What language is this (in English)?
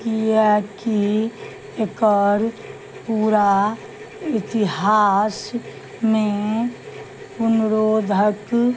Maithili